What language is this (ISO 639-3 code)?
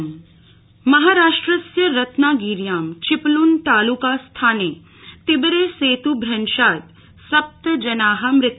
san